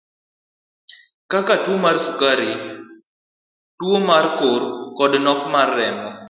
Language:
Luo (Kenya and Tanzania)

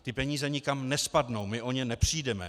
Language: Czech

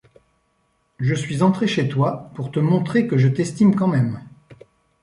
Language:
French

